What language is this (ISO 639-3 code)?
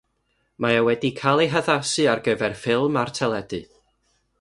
cym